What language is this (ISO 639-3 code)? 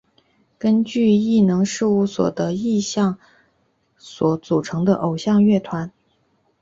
zho